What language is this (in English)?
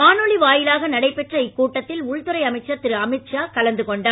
Tamil